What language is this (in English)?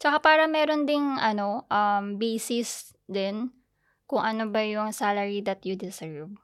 Filipino